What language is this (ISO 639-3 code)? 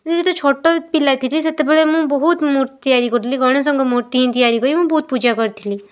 ori